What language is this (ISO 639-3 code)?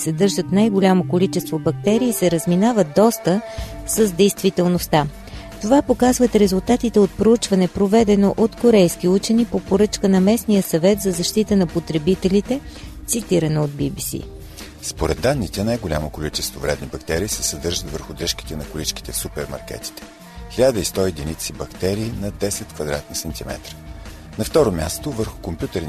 bul